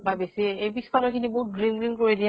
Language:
Assamese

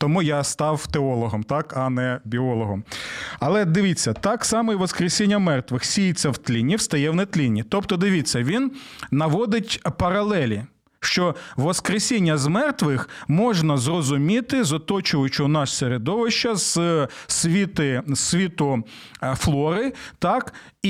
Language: Ukrainian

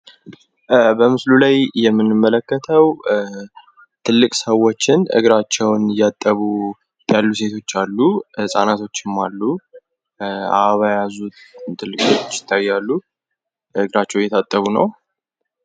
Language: Amharic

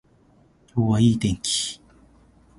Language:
Japanese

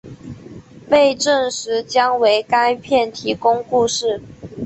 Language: Chinese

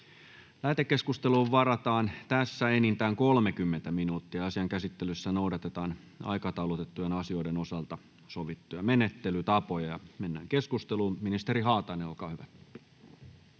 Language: Finnish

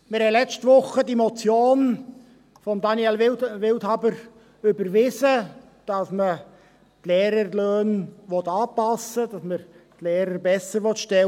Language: Swiss German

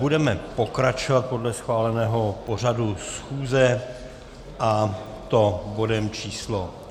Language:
Czech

